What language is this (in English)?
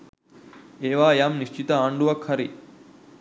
Sinhala